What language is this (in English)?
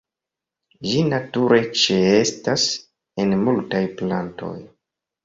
Esperanto